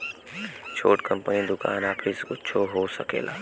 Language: Bhojpuri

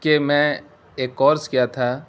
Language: Urdu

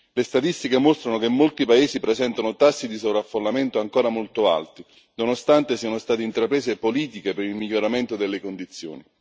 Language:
Italian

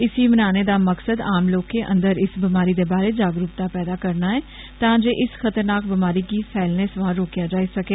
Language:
Dogri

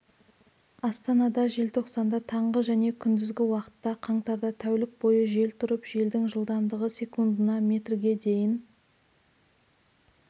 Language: Kazakh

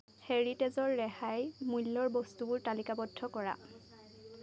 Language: Assamese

